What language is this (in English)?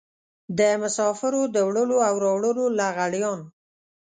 Pashto